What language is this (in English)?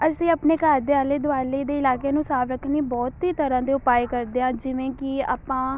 Punjabi